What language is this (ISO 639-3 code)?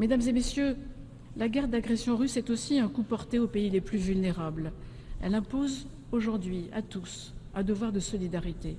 fra